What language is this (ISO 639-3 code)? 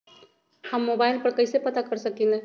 mag